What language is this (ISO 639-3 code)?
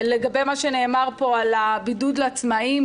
heb